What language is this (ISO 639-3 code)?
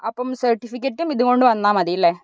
mal